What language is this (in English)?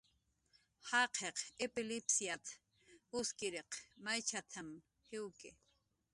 Jaqaru